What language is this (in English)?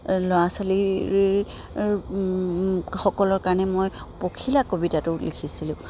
Assamese